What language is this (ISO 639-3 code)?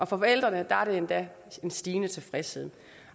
dan